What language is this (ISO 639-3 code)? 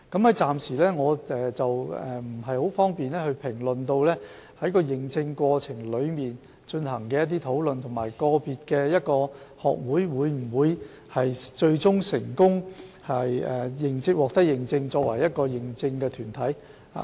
yue